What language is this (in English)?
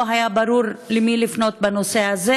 Hebrew